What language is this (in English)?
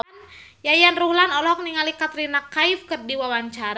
Sundanese